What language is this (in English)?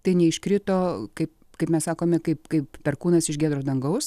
Lithuanian